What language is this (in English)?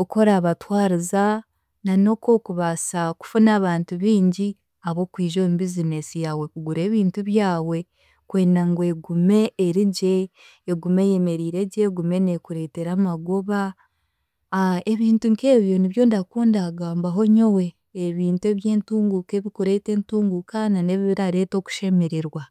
Chiga